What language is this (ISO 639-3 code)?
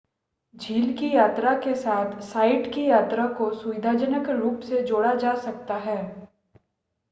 hin